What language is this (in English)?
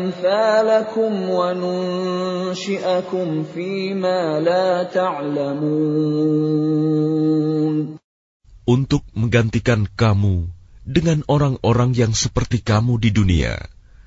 Arabic